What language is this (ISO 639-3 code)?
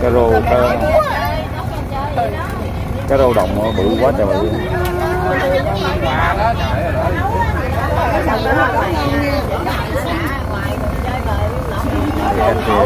vie